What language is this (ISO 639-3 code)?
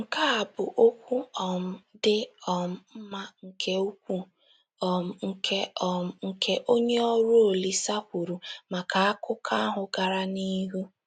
ibo